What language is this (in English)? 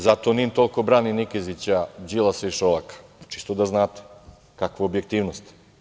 Serbian